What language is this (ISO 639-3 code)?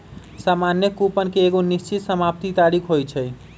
mag